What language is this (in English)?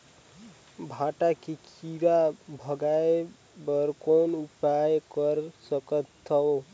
Chhattisgarhi